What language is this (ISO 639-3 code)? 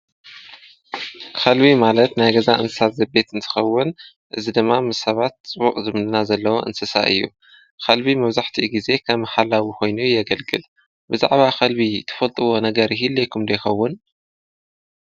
tir